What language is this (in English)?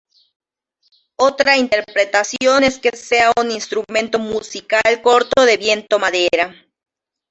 Spanish